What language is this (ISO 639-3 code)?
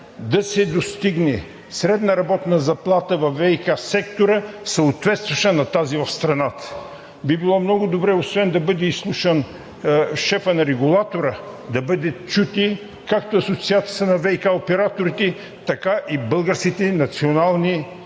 bul